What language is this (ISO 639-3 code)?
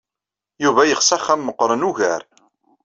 kab